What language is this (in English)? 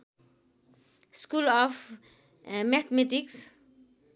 Nepali